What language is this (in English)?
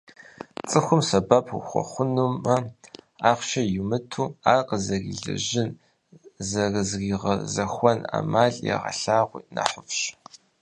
Kabardian